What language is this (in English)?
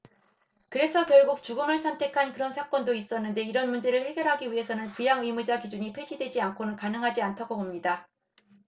Korean